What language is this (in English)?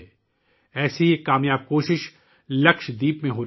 Urdu